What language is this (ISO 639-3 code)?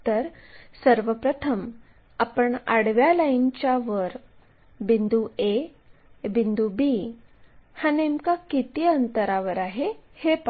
mar